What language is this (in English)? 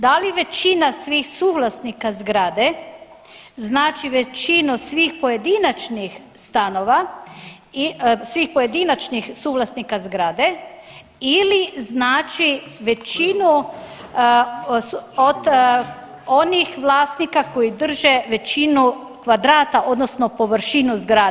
Croatian